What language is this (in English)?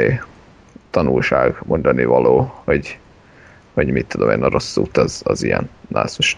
Hungarian